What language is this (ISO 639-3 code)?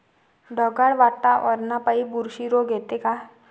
mar